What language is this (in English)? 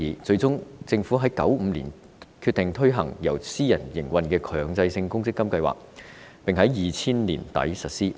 Cantonese